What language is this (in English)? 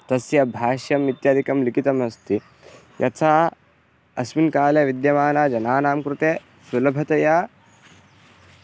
Sanskrit